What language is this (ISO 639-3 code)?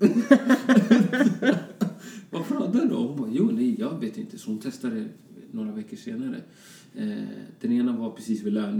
swe